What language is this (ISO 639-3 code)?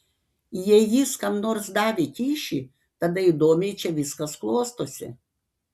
lit